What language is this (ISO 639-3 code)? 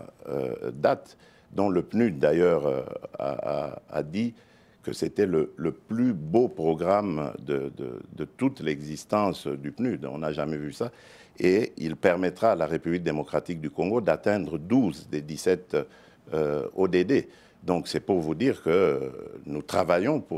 fra